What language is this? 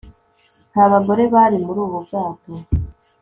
Kinyarwanda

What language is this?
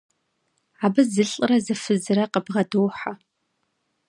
Kabardian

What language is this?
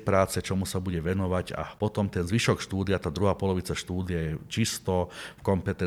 Slovak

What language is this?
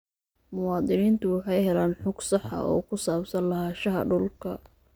Somali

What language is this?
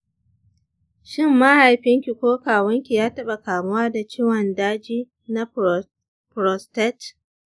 Hausa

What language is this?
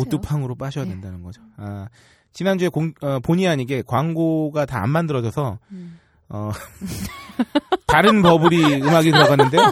Korean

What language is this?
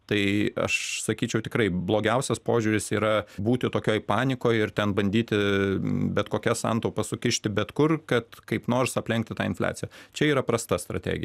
Lithuanian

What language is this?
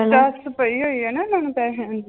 Punjabi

